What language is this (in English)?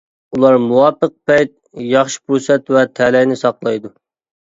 Uyghur